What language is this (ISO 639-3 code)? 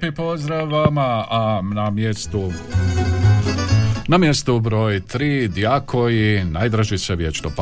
hrv